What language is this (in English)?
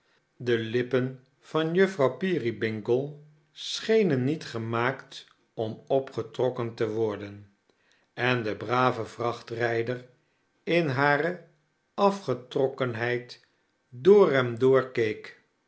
Dutch